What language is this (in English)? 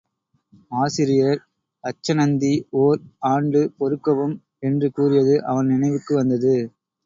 Tamil